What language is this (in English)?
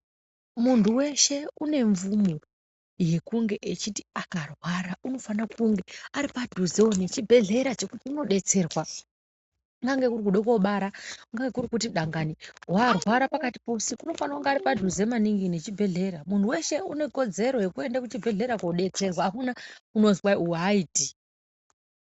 Ndau